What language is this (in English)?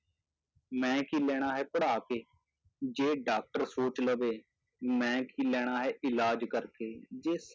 Punjabi